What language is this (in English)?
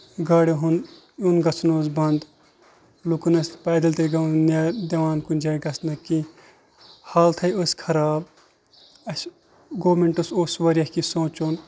Kashmiri